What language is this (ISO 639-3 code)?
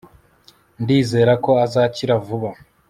kin